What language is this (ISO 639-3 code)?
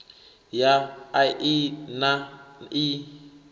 ven